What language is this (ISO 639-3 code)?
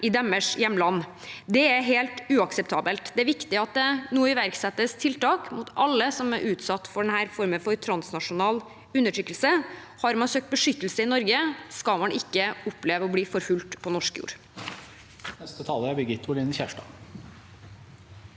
nor